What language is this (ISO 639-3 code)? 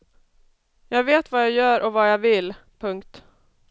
swe